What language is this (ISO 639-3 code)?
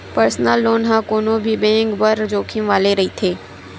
hne